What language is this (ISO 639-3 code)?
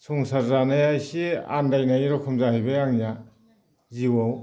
brx